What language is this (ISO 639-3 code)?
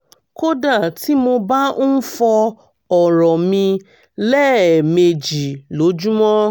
yor